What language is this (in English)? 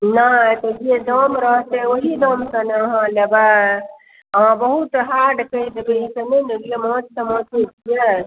Maithili